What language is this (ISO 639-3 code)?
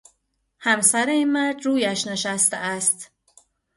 fas